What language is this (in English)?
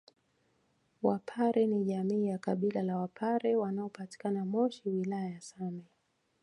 Swahili